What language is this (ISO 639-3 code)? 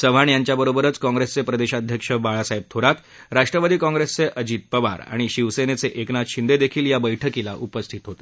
mar